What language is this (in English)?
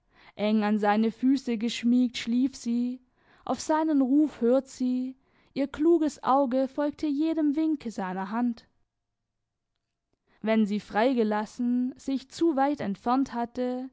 German